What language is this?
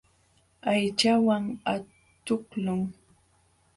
Jauja Wanca Quechua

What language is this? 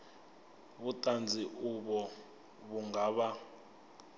Venda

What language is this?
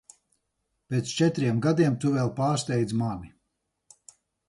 Latvian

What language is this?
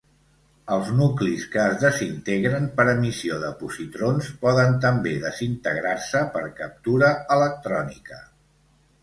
Catalan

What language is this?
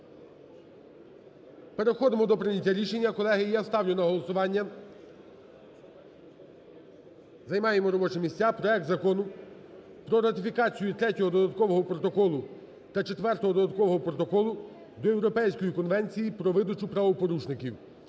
Ukrainian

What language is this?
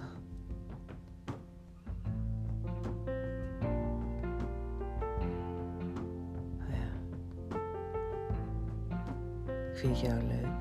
Dutch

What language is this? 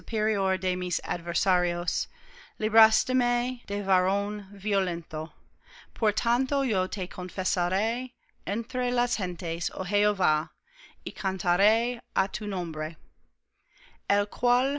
Spanish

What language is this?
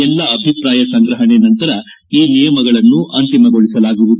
Kannada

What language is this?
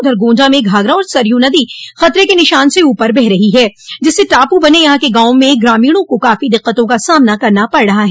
Hindi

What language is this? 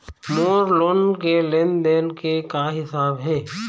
Chhattisgarhi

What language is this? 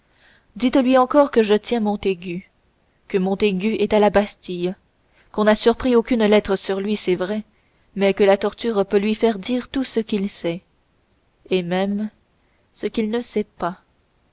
French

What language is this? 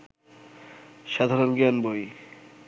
Bangla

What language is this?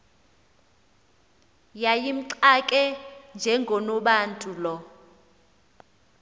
Xhosa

